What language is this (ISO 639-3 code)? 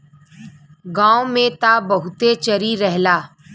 bho